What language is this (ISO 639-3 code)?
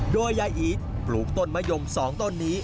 tha